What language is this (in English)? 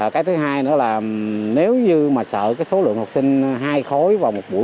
Vietnamese